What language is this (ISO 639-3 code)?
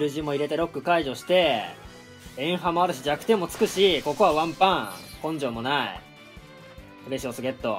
jpn